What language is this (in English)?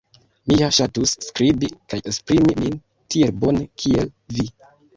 Esperanto